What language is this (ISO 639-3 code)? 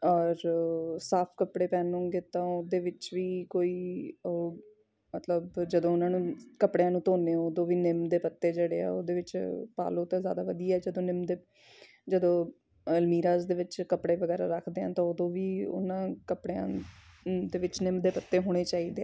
pan